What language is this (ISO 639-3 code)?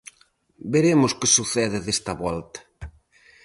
glg